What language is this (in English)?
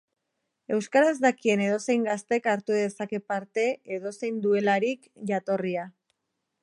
Basque